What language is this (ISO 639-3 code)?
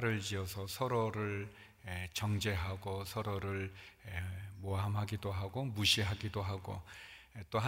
kor